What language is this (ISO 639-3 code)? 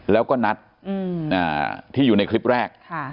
tha